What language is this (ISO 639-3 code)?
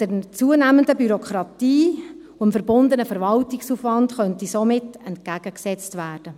gsw